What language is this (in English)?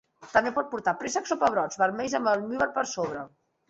Catalan